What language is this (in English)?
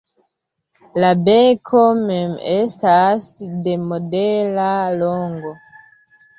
Esperanto